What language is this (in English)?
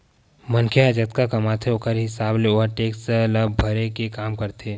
Chhattisgarhi